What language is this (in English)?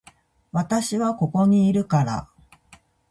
Japanese